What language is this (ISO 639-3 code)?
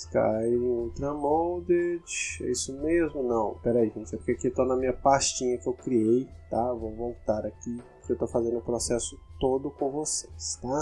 por